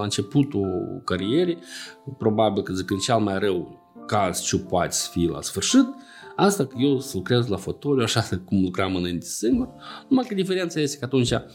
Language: Romanian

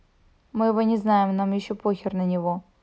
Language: Russian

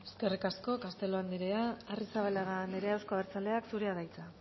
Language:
Basque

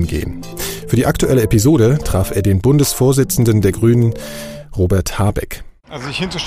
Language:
German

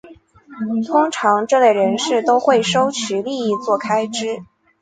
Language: Chinese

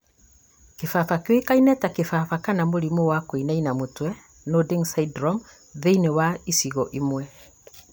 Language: Kikuyu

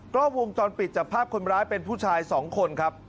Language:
Thai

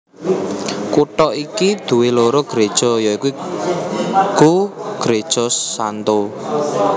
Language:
Javanese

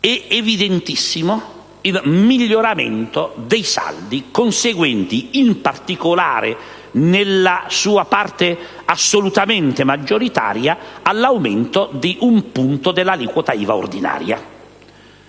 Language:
Italian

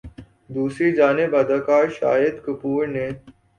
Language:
Urdu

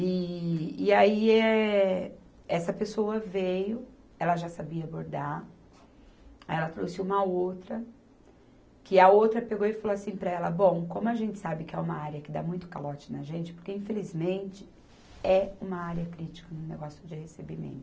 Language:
Portuguese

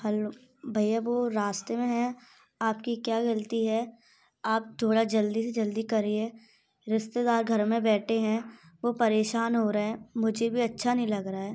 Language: Hindi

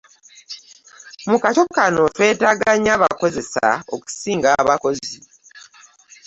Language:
Ganda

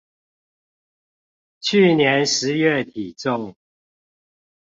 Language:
Chinese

